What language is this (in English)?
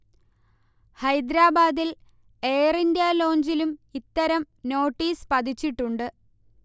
Malayalam